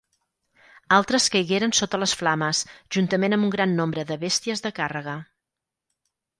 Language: Catalan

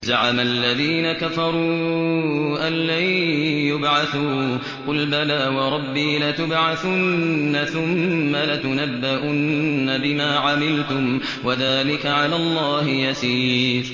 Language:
Arabic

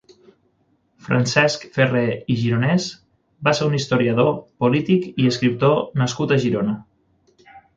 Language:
Catalan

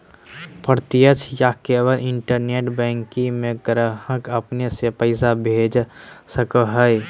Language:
Magahi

